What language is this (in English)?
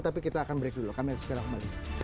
Indonesian